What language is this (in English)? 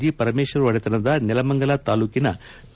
Kannada